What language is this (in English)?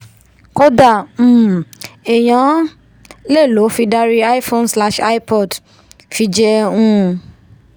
Yoruba